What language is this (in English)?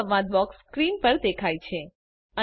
Gujarati